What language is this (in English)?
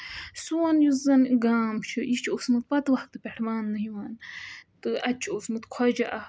Kashmiri